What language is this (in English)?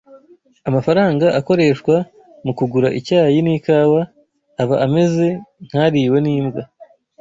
Kinyarwanda